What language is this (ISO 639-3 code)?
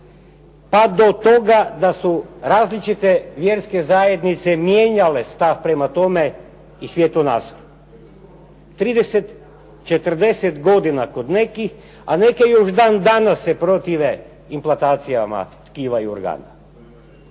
hrv